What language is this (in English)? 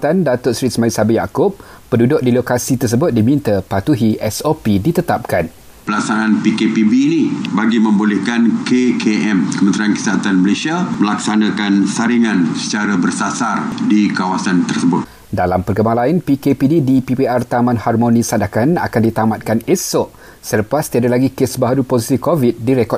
Malay